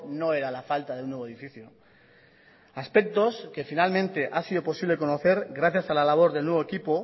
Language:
Spanish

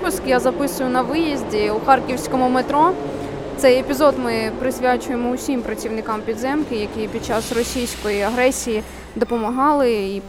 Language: Ukrainian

